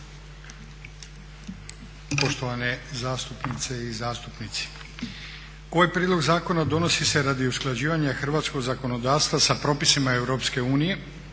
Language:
Croatian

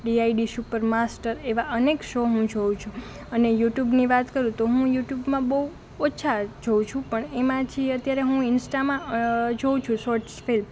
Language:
Gujarati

